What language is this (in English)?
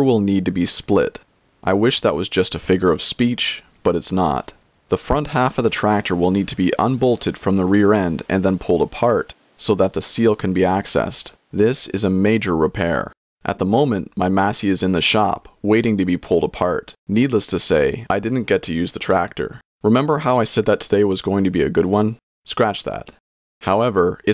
English